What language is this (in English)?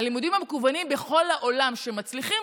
Hebrew